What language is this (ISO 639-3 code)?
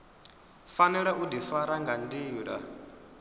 ven